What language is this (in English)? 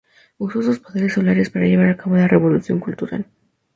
Spanish